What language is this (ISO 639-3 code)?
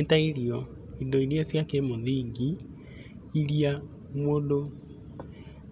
kik